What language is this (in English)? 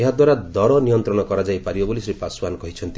Odia